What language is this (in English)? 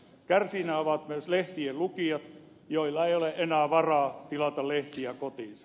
Finnish